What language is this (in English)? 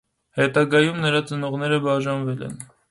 Armenian